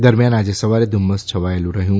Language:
Gujarati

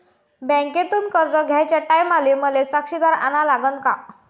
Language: Marathi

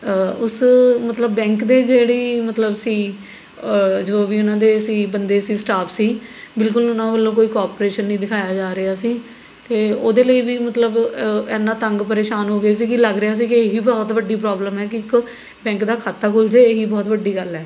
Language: Punjabi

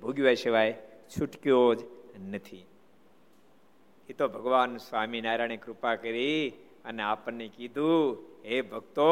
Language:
Gujarati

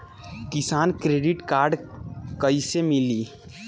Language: Bhojpuri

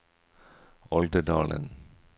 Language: Norwegian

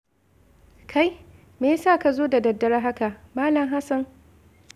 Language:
Hausa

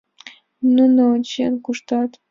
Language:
Mari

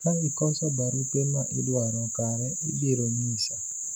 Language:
Luo (Kenya and Tanzania)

